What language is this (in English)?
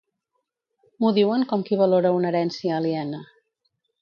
Catalan